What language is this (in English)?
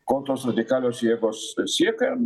Lithuanian